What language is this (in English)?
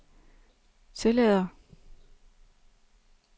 Danish